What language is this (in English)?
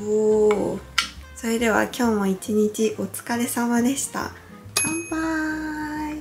Japanese